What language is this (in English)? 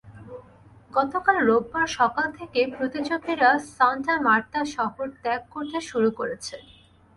Bangla